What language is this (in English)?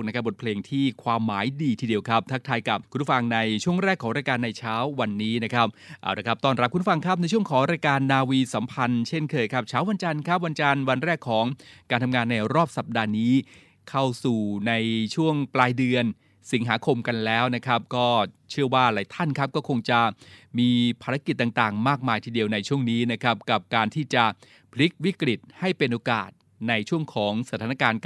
Thai